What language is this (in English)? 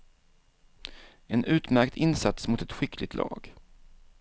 Swedish